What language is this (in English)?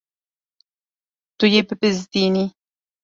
Kurdish